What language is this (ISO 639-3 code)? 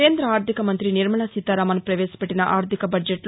tel